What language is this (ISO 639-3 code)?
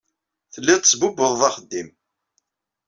kab